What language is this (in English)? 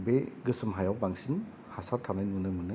Bodo